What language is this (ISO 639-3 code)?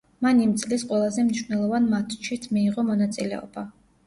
kat